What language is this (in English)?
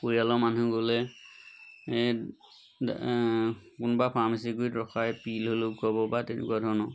Assamese